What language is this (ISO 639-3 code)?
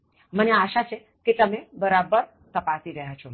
guj